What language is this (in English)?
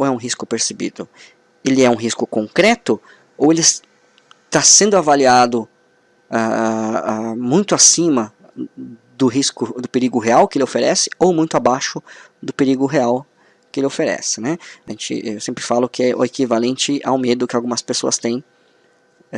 Portuguese